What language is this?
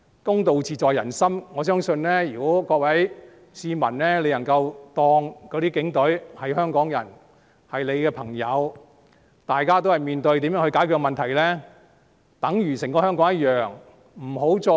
Cantonese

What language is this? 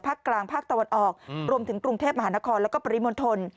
Thai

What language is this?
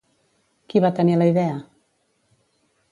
Catalan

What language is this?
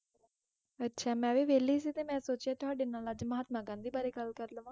Punjabi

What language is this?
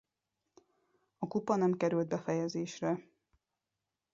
Hungarian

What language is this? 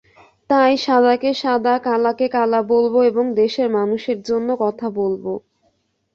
Bangla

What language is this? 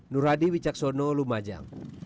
Indonesian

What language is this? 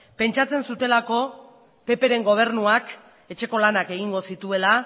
Basque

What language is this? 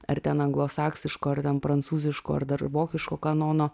Lithuanian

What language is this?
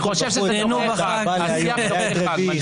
Hebrew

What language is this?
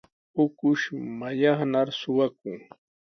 Sihuas Ancash Quechua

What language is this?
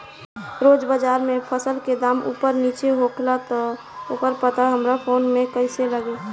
Bhojpuri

